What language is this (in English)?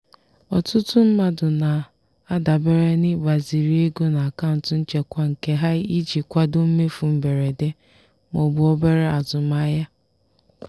Igbo